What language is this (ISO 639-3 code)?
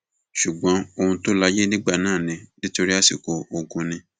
yor